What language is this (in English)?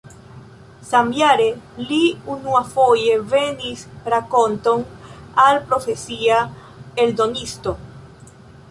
Esperanto